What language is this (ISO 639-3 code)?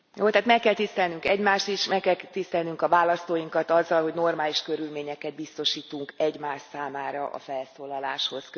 hun